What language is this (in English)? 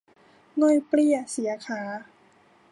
Thai